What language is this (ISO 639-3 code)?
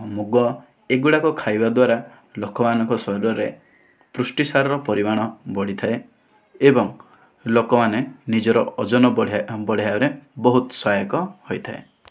ori